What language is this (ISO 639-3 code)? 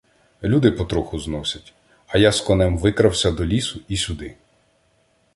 ukr